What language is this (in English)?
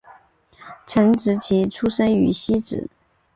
Chinese